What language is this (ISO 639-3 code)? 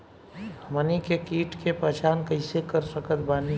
bho